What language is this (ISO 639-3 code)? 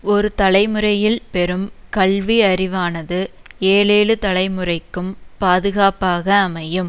tam